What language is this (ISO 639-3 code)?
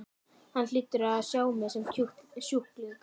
isl